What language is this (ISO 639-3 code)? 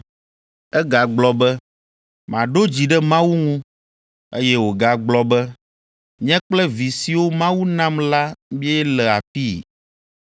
ewe